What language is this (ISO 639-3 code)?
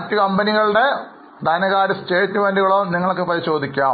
mal